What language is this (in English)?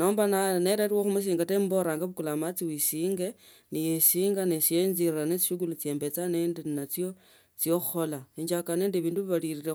Tsotso